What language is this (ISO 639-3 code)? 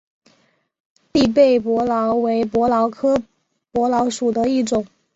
zho